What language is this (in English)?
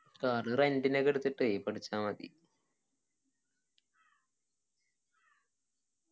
Malayalam